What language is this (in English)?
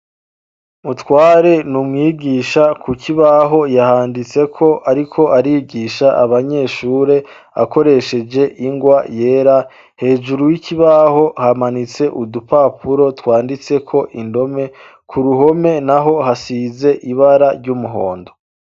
Rundi